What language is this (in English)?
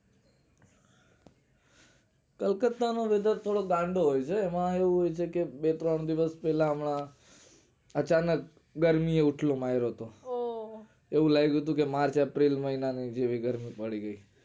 Gujarati